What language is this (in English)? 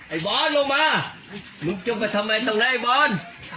Thai